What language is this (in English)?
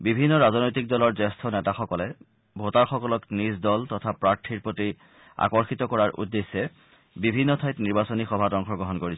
Assamese